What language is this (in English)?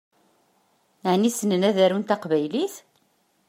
Kabyle